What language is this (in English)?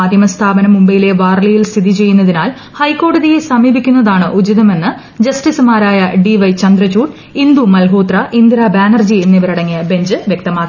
Malayalam